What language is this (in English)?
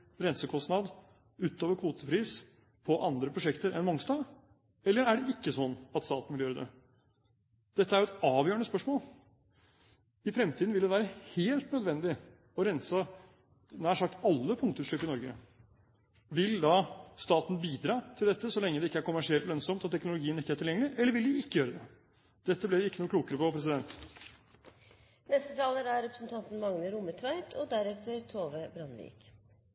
Norwegian